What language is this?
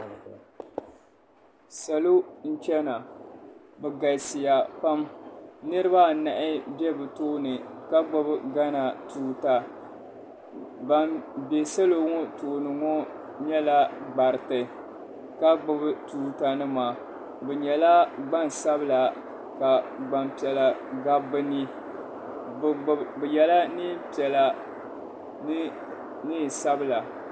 Dagbani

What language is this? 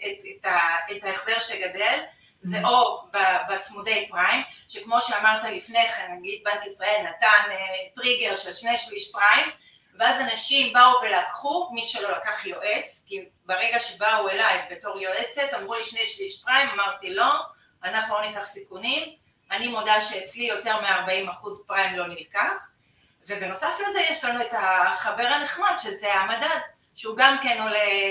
Hebrew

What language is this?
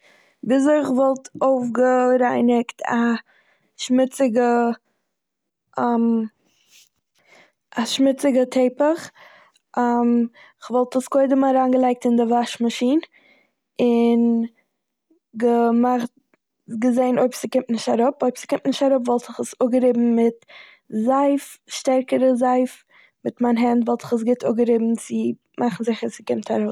Yiddish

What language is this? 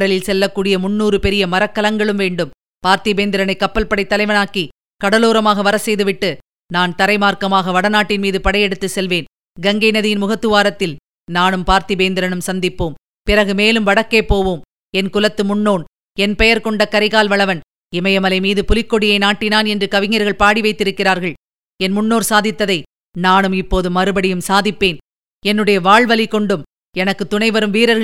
Tamil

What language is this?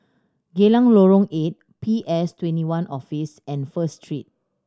English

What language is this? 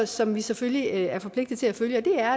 Danish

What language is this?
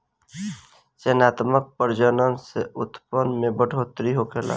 Bhojpuri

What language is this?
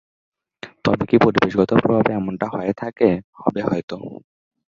Bangla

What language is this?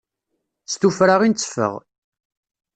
Kabyle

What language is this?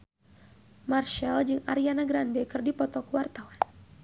Sundanese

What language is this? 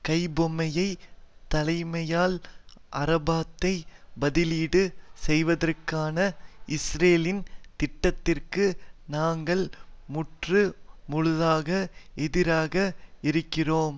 Tamil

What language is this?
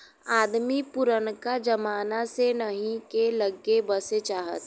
Bhojpuri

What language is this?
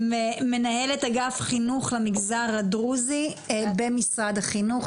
Hebrew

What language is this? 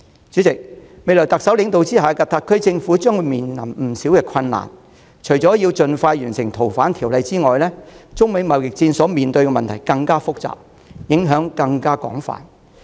Cantonese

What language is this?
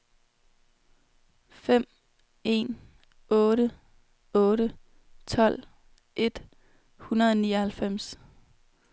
Danish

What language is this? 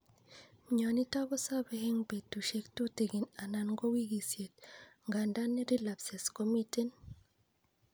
Kalenjin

